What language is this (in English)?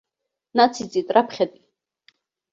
Abkhazian